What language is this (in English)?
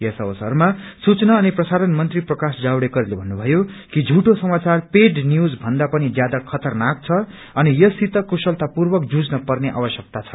Nepali